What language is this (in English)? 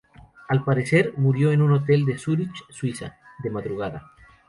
Spanish